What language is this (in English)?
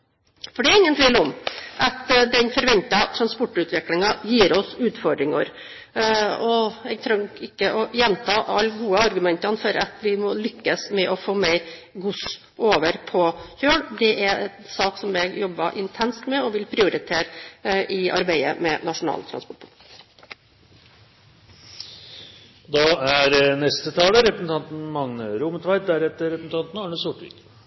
Norwegian